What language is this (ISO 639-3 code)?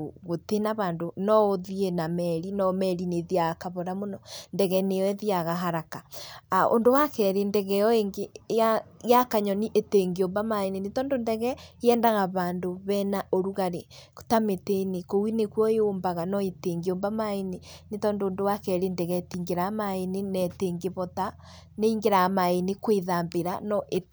kik